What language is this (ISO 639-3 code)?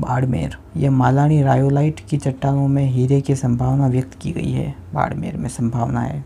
hin